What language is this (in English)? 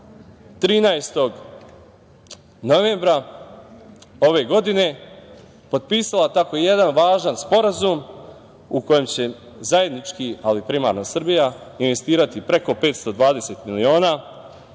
Serbian